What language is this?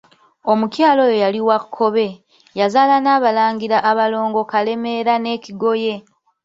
Ganda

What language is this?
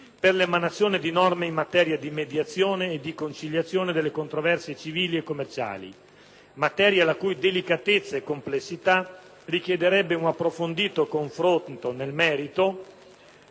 Italian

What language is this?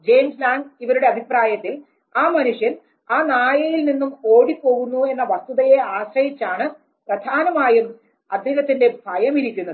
Malayalam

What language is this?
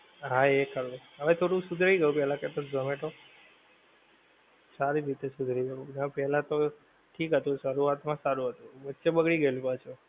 Gujarati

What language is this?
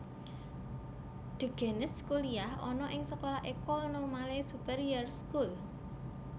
Javanese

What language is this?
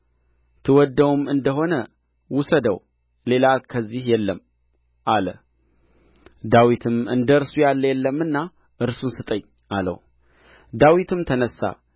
Amharic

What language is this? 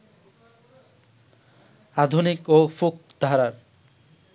Bangla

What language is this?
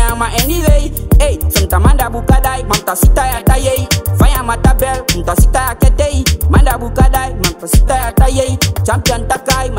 Romanian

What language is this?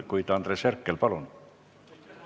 Estonian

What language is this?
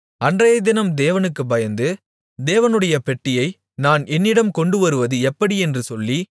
Tamil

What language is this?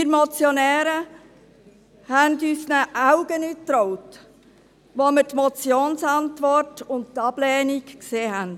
Swiss German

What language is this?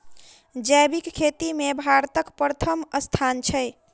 Maithili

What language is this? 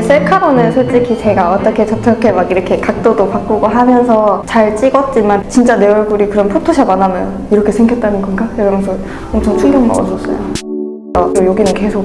Korean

